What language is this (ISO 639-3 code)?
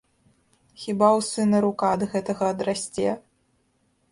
bel